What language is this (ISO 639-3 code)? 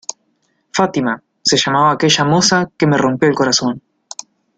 spa